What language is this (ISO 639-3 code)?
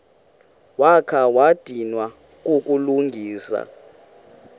xho